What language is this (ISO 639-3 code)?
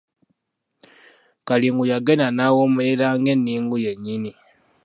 lug